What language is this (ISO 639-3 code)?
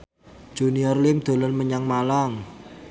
jav